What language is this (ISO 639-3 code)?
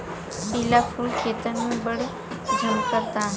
bho